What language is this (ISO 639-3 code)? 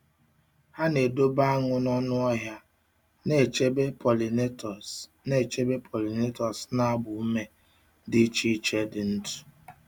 ibo